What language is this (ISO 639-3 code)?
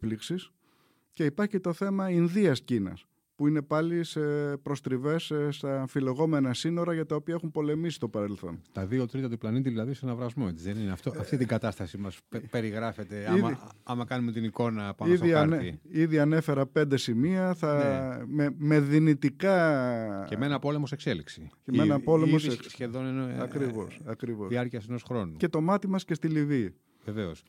ell